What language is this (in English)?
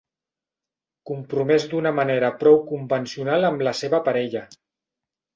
Catalan